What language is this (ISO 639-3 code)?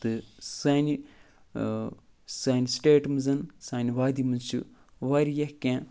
kas